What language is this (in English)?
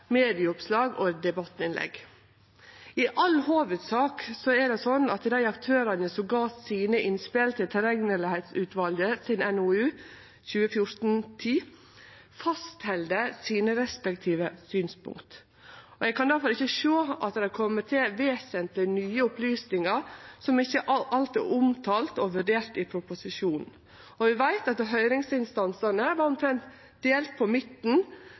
Norwegian Nynorsk